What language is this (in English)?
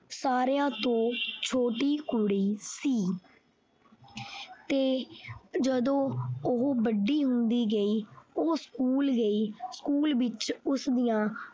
Punjabi